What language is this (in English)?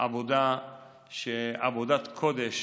Hebrew